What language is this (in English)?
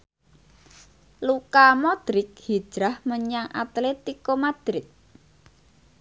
Javanese